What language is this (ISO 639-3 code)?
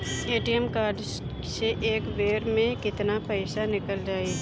bho